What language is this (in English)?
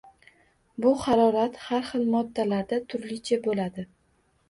Uzbek